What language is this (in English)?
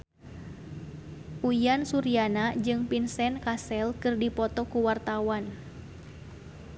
Sundanese